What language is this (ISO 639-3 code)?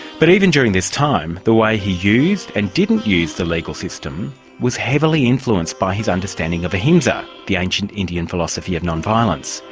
eng